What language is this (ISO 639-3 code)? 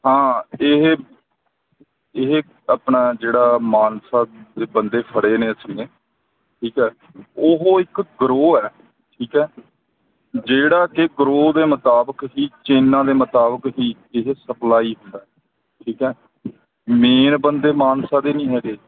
pan